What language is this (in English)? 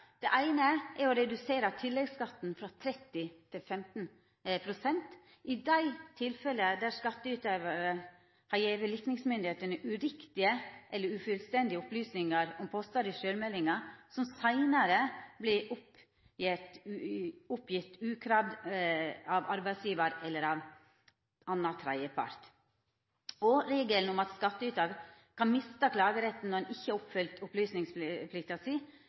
Norwegian Nynorsk